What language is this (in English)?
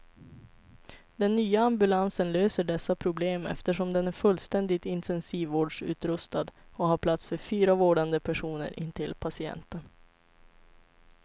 Swedish